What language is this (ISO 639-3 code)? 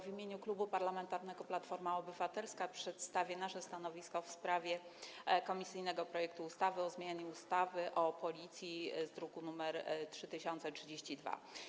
pol